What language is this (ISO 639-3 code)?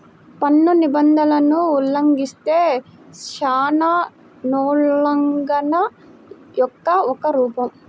tel